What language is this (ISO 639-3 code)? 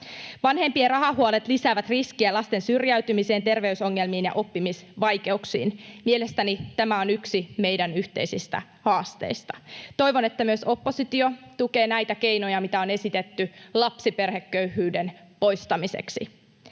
fin